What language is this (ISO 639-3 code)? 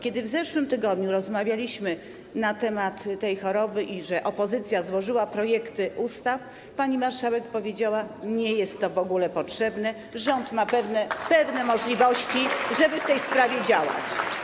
pol